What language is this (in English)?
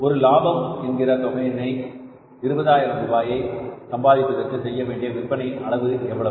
Tamil